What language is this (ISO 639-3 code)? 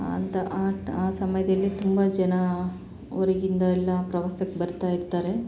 kan